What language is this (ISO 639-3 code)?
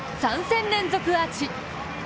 jpn